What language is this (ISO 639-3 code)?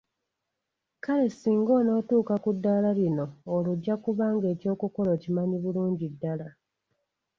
lug